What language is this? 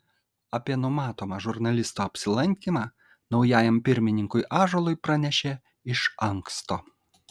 Lithuanian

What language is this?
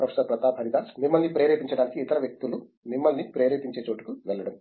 Telugu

